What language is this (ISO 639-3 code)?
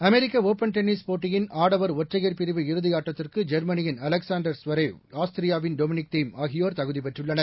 tam